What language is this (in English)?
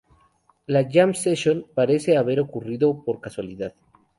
Spanish